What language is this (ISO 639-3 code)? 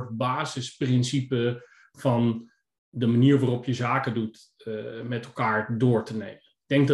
nld